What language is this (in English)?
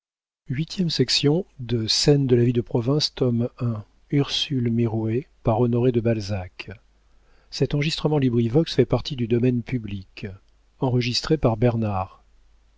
French